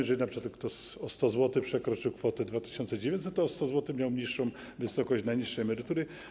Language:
Polish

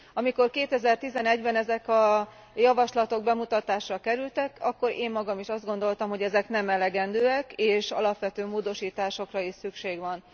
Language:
Hungarian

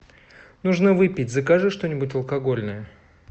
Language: Russian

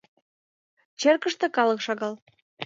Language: Mari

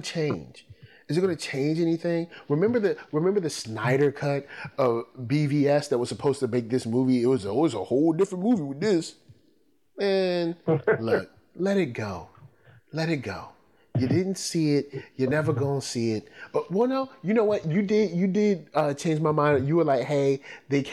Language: English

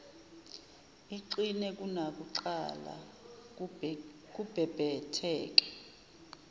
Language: Zulu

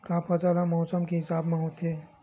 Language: Chhattisgarhi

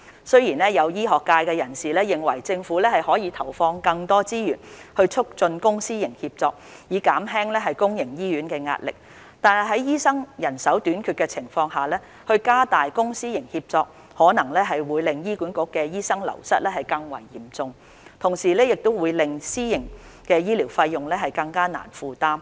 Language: Cantonese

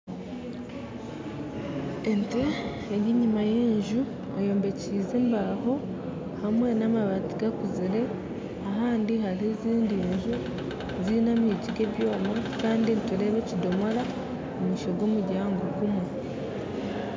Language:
Nyankole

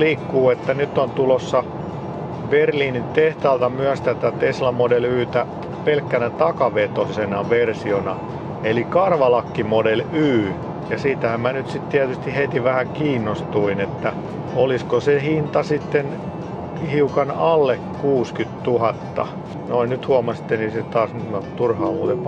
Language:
Finnish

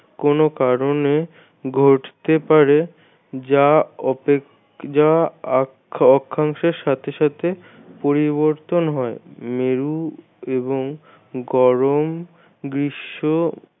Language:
Bangla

